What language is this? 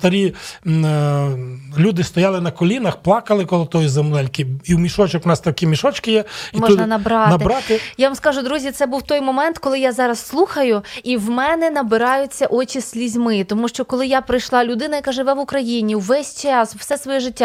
Ukrainian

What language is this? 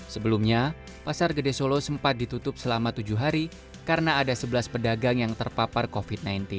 Indonesian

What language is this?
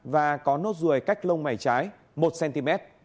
Vietnamese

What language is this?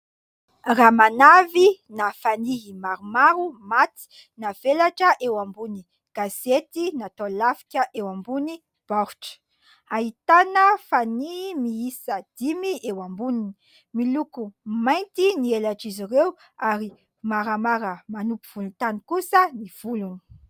Malagasy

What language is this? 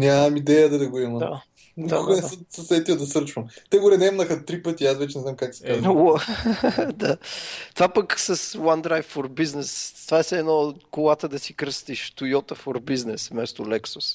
Bulgarian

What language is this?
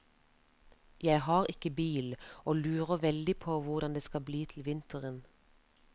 Norwegian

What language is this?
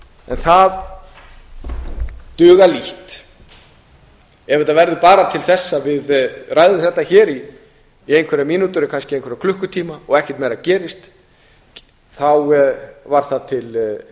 Icelandic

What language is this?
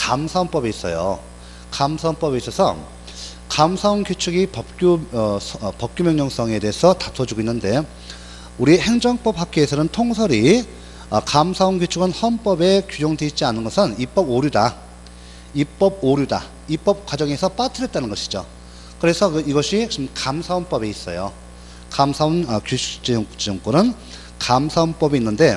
Korean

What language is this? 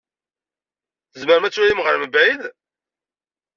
Kabyle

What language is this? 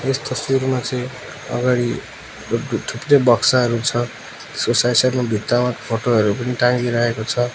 Nepali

